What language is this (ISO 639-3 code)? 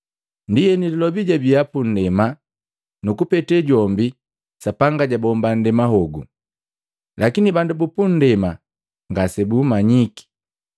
mgv